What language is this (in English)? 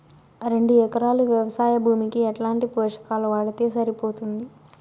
Telugu